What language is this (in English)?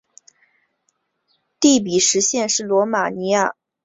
Chinese